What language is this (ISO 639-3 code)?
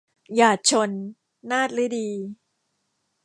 tha